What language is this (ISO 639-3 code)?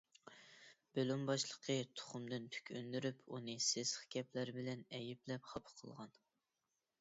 uig